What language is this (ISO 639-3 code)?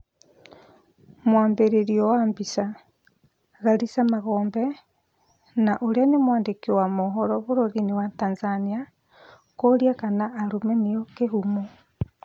kik